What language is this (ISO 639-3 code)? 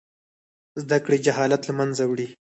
pus